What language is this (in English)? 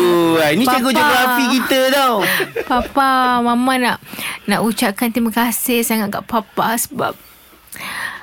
Malay